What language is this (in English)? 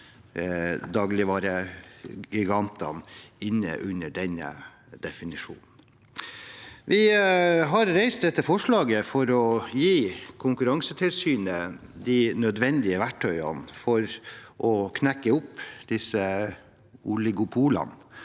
Norwegian